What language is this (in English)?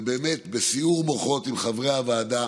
Hebrew